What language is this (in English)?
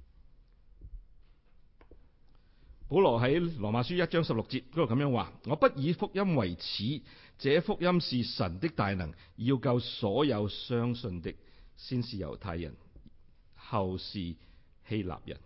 Chinese